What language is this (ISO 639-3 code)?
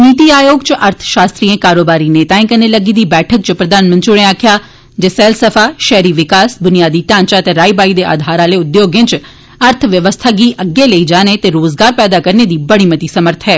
doi